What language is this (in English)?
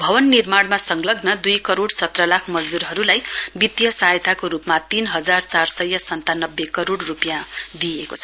Nepali